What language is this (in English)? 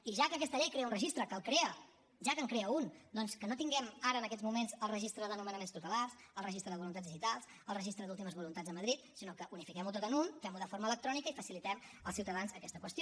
Catalan